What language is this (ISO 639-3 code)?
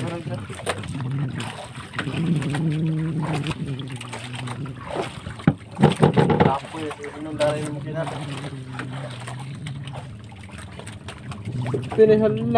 ind